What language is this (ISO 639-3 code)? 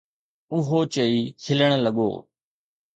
snd